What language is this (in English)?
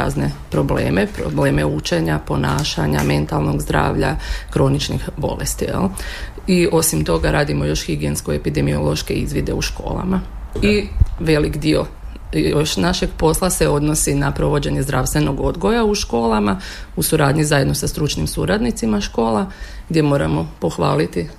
Croatian